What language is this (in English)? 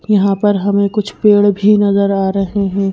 Hindi